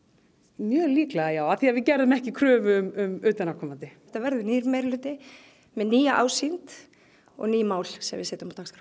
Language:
Icelandic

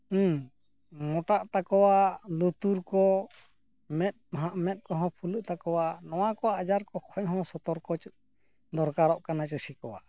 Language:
Santali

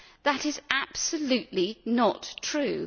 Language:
English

